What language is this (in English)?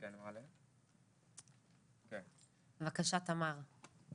Hebrew